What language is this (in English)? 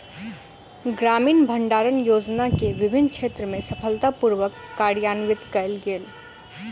Maithili